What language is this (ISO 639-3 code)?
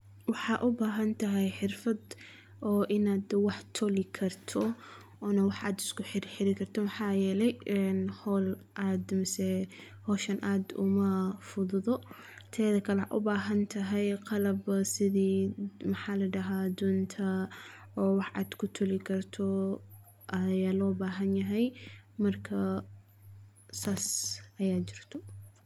som